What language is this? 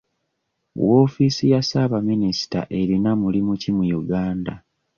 Ganda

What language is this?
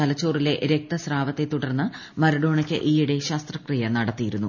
Malayalam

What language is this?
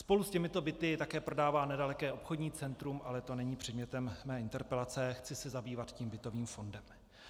Czech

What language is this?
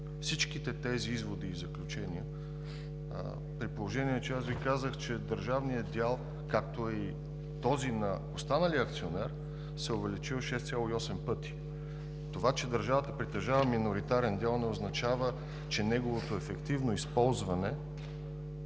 Bulgarian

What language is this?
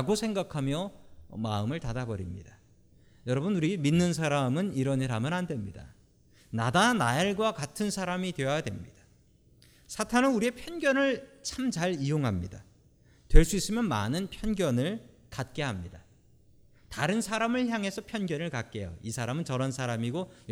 Korean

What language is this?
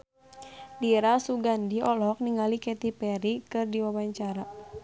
Sundanese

